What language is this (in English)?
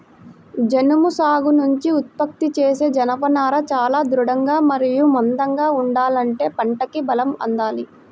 Telugu